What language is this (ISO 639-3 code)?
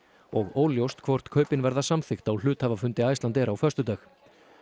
isl